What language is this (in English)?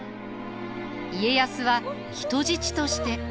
Japanese